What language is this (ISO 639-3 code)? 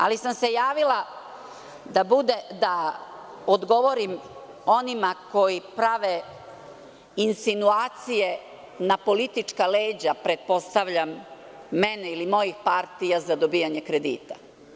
srp